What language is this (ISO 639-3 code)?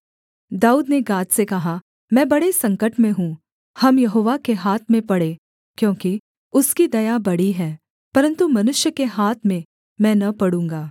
hin